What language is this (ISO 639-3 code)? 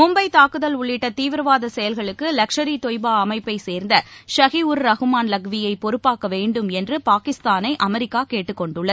tam